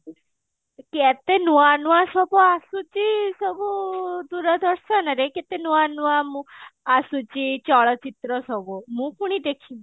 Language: Odia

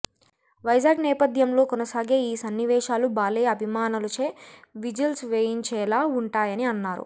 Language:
Telugu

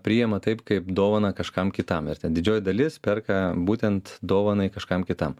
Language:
Lithuanian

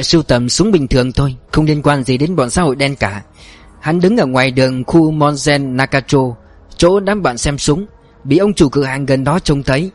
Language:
Vietnamese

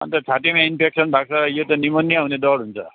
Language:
Nepali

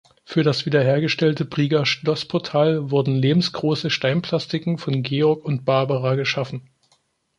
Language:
German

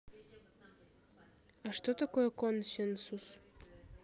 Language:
Russian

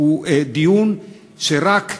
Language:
Hebrew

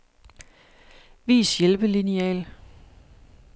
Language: Danish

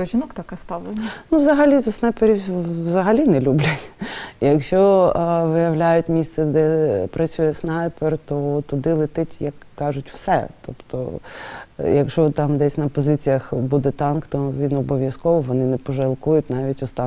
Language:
Ukrainian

